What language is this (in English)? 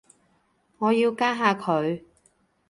Cantonese